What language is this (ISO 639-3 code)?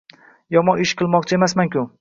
uzb